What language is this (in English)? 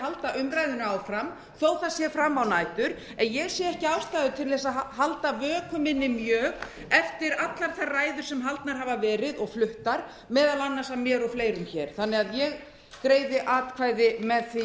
Icelandic